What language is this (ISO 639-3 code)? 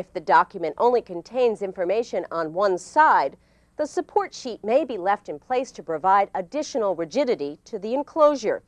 eng